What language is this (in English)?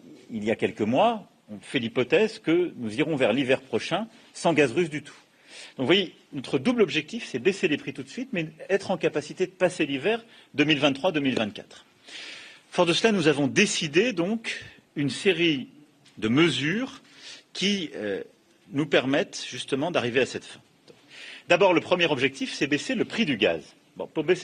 French